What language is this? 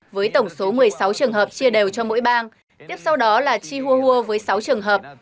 Vietnamese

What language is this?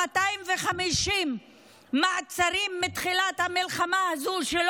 Hebrew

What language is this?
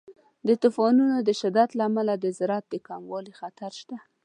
Pashto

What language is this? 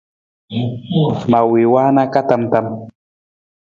Nawdm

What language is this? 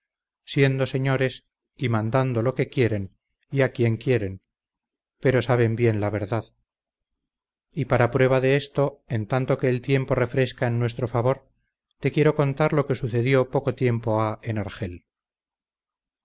Spanish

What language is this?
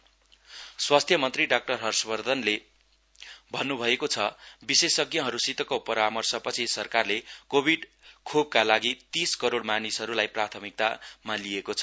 Nepali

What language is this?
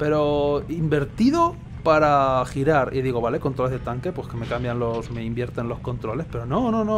Spanish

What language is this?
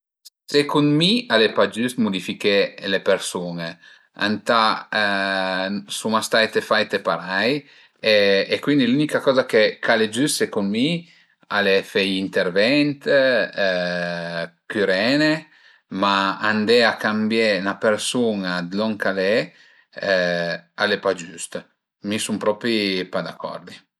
Piedmontese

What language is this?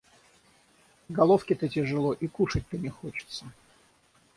Russian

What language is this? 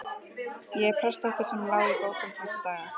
Icelandic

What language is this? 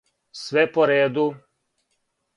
Serbian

